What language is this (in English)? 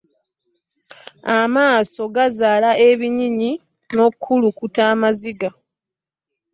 Ganda